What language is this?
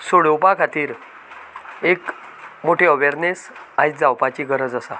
Konkani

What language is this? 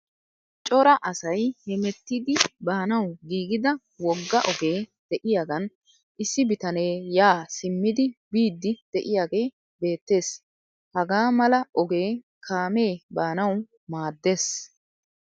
Wolaytta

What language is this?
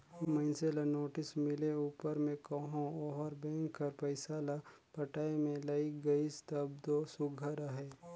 Chhattisgarhi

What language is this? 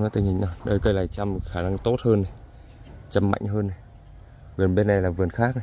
Vietnamese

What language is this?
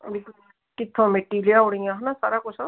Punjabi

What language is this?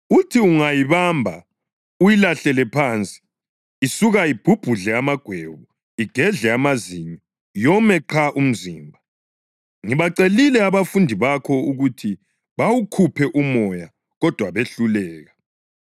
North Ndebele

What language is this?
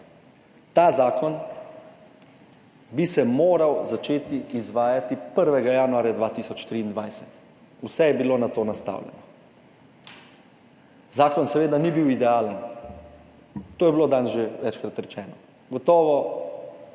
Slovenian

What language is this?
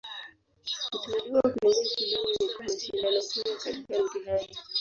Swahili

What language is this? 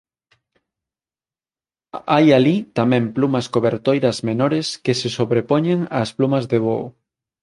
Galician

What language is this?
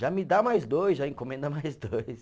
Portuguese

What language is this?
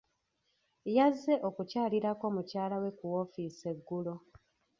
Ganda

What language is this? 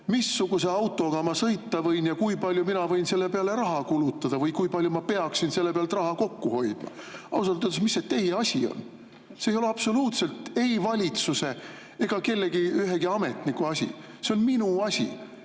Estonian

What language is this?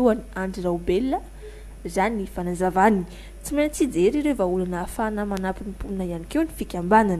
Romanian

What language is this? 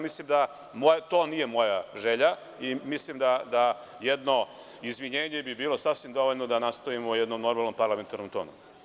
Serbian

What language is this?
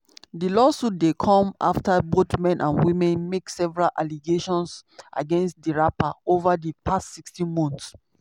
Nigerian Pidgin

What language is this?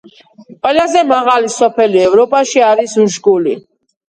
Georgian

